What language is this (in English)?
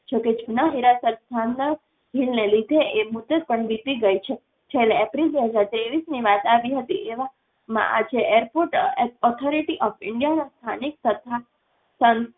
Gujarati